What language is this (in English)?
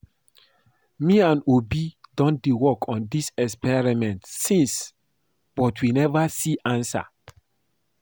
Nigerian Pidgin